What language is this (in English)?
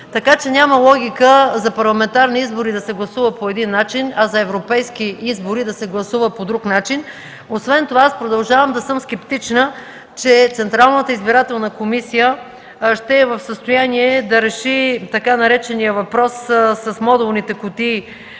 Bulgarian